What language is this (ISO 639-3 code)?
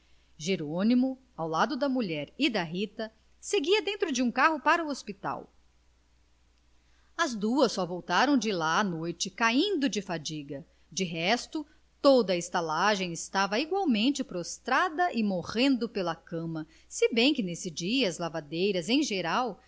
por